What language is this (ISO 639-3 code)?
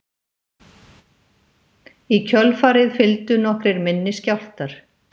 isl